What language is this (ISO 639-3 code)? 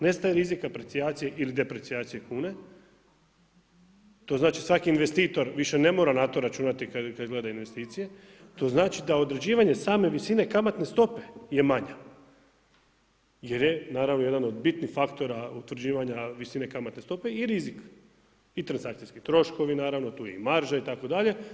hrv